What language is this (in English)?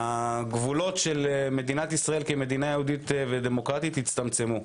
Hebrew